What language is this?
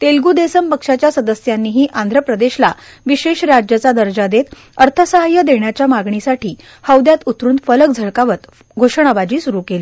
Marathi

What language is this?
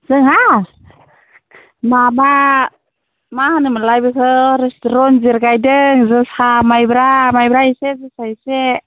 Bodo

